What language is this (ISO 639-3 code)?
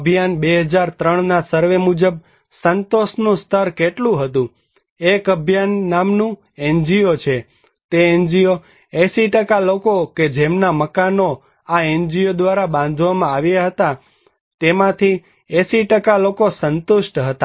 guj